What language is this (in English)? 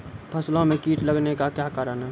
Maithili